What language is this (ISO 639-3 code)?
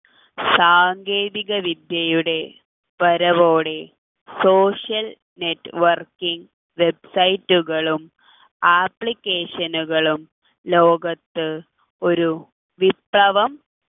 mal